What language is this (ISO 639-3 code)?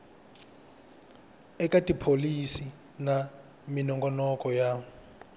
tso